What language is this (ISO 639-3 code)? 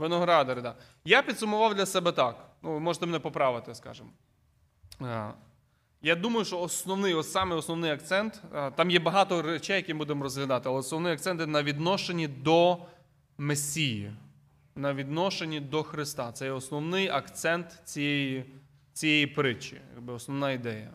ukr